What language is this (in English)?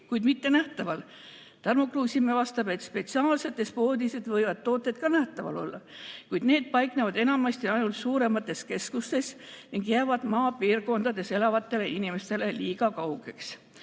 Estonian